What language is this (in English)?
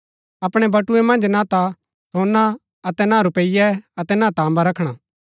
Gaddi